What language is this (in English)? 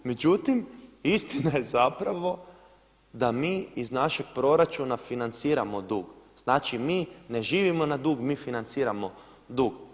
Croatian